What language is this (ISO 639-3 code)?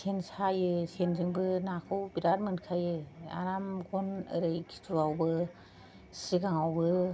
brx